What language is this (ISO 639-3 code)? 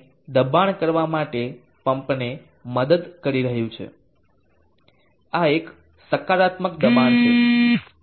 guj